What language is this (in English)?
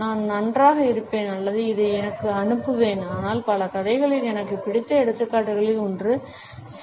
Tamil